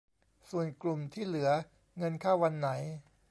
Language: Thai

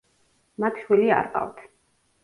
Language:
Georgian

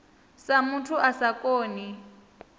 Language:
Venda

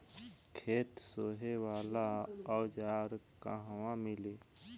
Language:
Bhojpuri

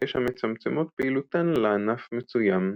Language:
Hebrew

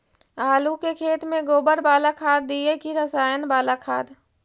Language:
Magahi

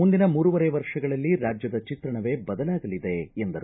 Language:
Kannada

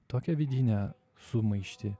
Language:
Lithuanian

